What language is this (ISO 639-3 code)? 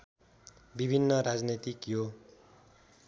nep